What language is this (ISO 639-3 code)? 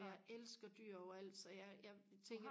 dan